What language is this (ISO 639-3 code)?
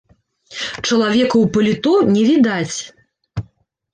bel